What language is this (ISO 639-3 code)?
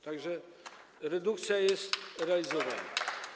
pol